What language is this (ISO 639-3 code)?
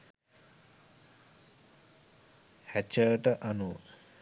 sin